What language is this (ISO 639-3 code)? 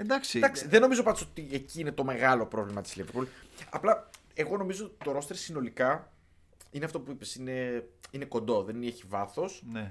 ell